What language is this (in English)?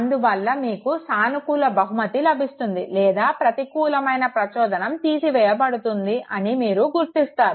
Telugu